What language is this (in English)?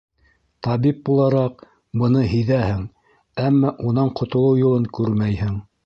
Bashkir